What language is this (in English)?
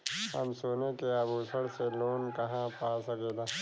Bhojpuri